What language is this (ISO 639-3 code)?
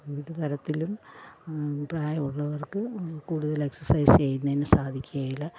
mal